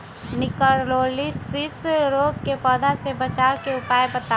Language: Magahi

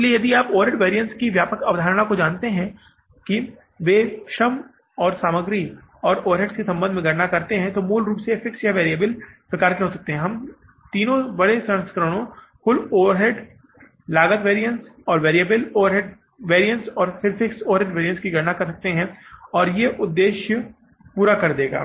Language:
Hindi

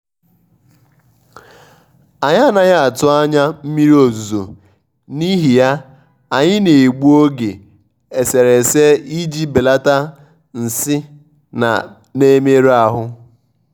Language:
Igbo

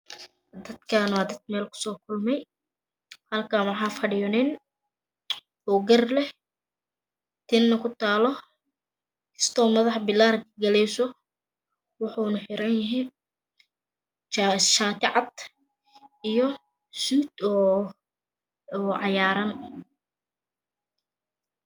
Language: Somali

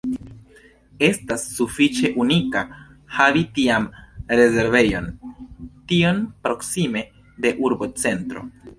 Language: Esperanto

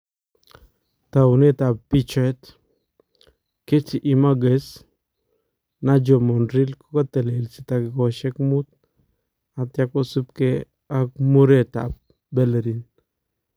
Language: Kalenjin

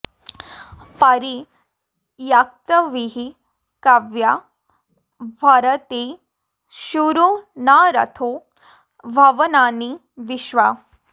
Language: Sanskrit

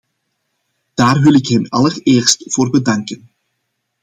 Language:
Dutch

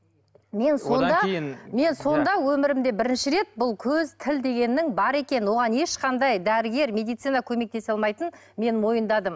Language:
Kazakh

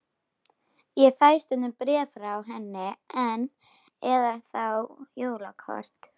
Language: Icelandic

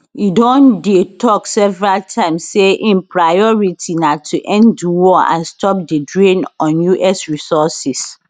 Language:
Nigerian Pidgin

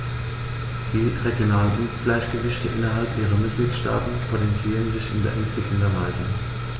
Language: German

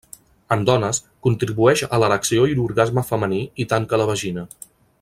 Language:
Catalan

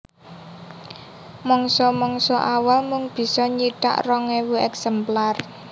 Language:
Javanese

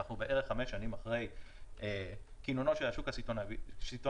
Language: Hebrew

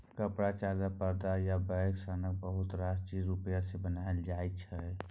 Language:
Maithili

